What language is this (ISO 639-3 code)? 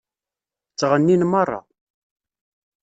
kab